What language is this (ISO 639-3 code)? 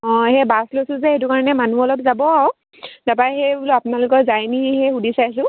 asm